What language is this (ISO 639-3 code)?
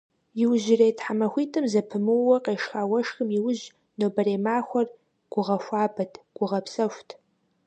kbd